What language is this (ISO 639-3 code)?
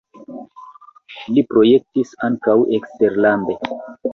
epo